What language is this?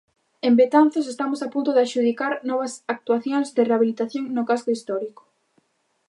Galician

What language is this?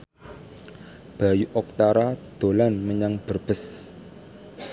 Javanese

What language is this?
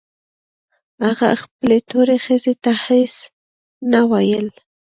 Pashto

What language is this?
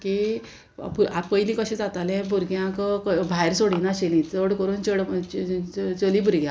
Konkani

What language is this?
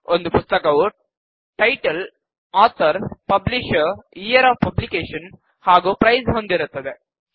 Kannada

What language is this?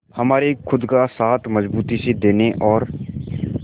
Hindi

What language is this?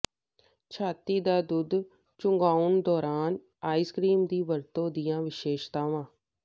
Punjabi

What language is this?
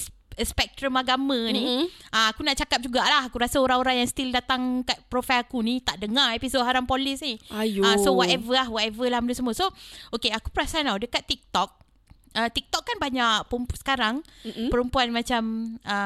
Malay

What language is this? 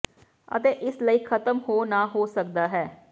Punjabi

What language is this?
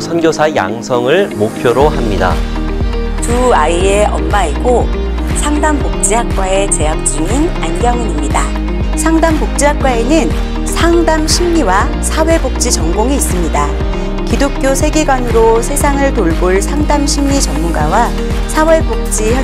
Korean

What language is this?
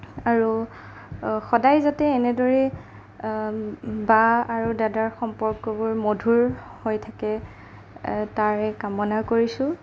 Assamese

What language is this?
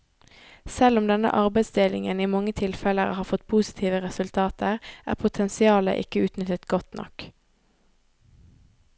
Norwegian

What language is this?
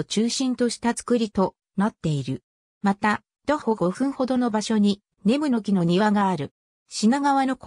Japanese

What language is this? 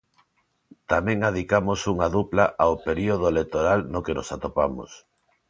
Galician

